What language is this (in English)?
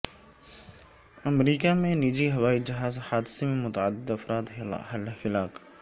Urdu